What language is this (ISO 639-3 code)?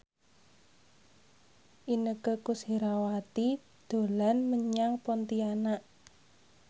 jav